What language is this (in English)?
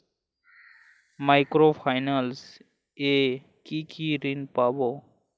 Bangla